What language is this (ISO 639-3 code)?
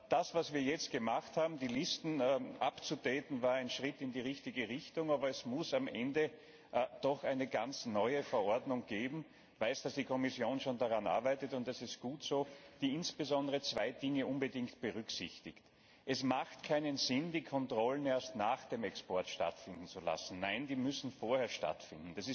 deu